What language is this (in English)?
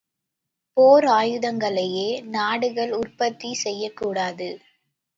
Tamil